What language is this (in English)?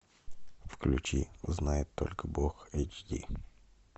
Russian